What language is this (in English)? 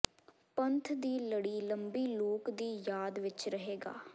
Punjabi